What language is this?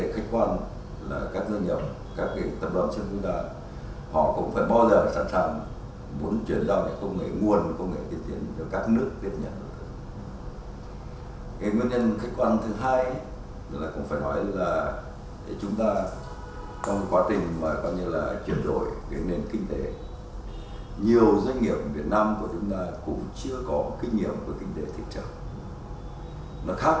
Vietnamese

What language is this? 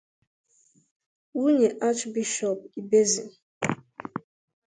Igbo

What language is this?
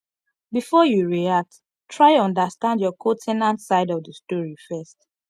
Nigerian Pidgin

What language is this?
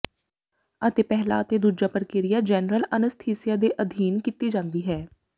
Punjabi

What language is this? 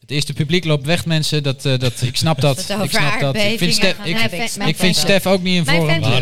Dutch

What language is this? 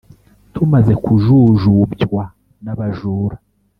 Kinyarwanda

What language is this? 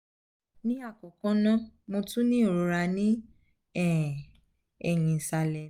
Yoruba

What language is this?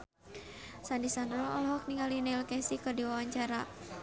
Sundanese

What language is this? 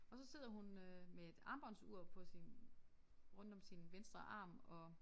Danish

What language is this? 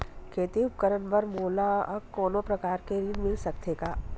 Chhattisgarhi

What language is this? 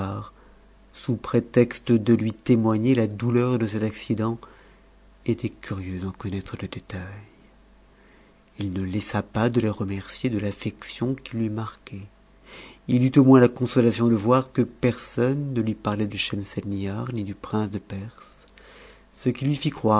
French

